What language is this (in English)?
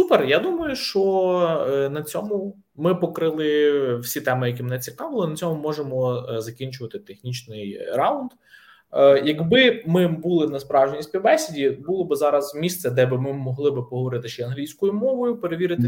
Ukrainian